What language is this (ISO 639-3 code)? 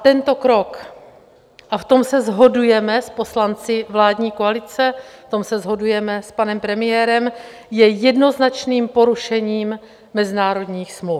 ces